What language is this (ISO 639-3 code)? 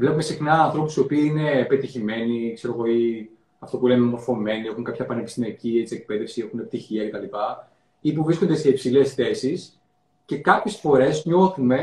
ell